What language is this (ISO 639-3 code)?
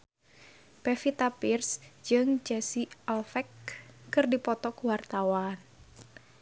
sun